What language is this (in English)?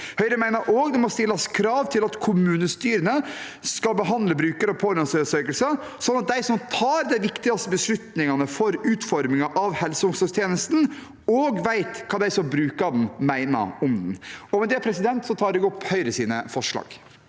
Norwegian